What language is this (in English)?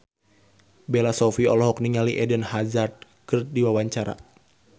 Sundanese